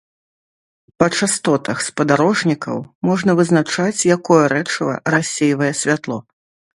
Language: Belarusian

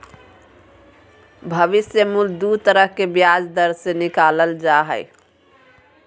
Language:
Magahi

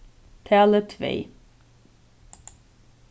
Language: Faroese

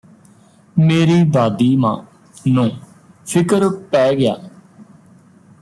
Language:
Punjabi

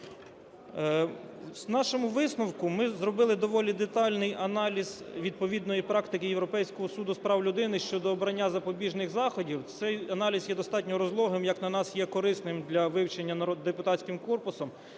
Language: Ukrainian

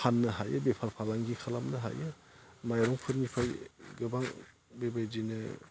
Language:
Bodo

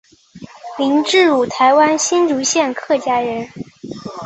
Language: Chinese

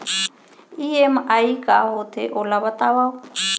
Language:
Chhattisgarhi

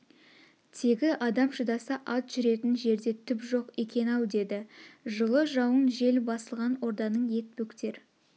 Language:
Kazakh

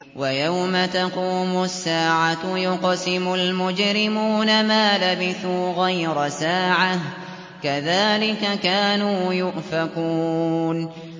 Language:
Arabic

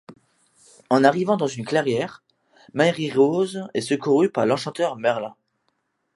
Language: French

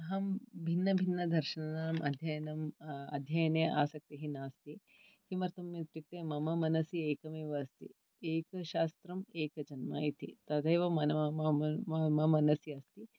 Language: Sanskrit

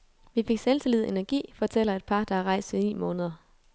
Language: Danish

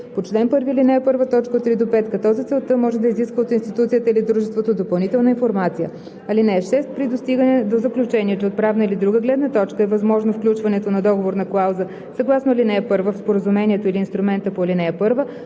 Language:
Bulgarian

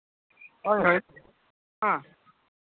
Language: Santali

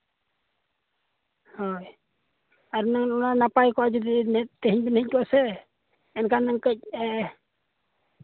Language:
Santali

